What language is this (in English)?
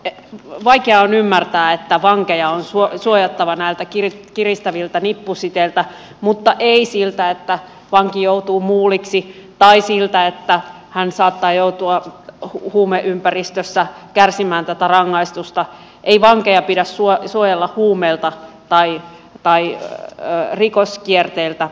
Finnish